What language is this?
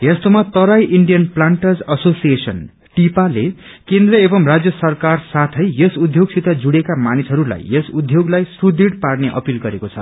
Nepali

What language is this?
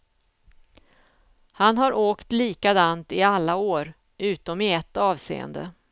Swedish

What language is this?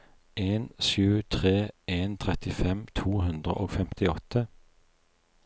Norwegian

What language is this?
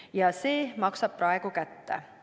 Estonian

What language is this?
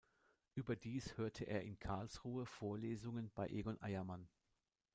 German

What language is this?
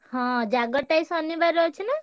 Odia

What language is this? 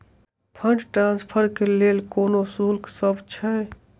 Maithili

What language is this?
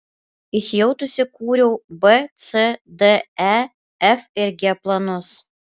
Lithuanian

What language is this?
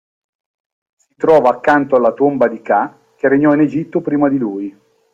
Italian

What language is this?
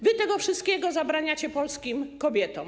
Polish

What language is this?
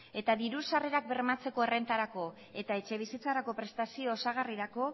Basque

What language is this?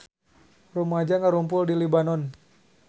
Sundanese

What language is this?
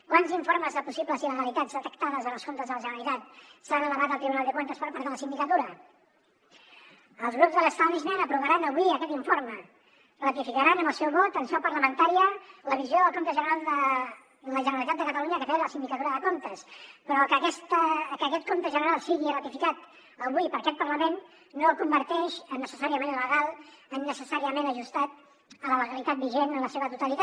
Catalan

